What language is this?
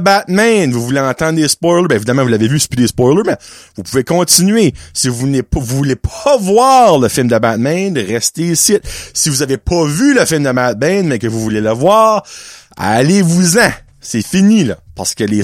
French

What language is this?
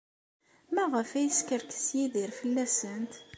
Kabyle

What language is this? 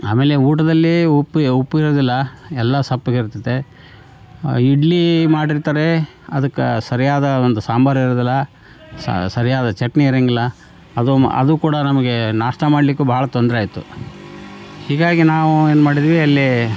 Kannada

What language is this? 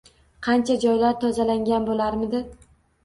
Uzbek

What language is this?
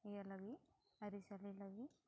Santali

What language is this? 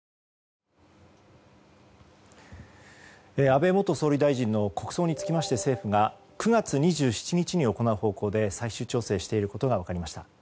Japanese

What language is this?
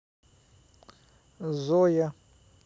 Russian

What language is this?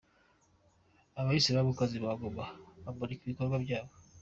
Kinyarwanda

